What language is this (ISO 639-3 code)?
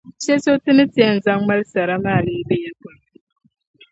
dag